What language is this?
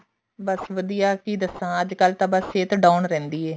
Punjabi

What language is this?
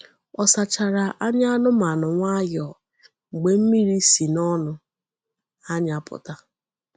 Igbo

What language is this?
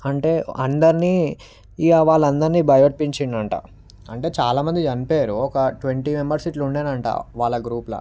Telugu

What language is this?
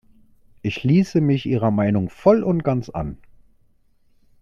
German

